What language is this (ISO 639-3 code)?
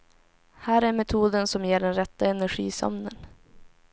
swe